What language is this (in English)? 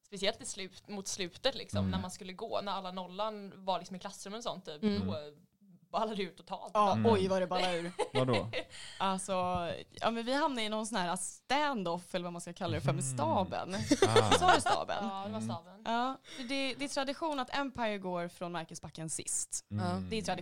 Swedish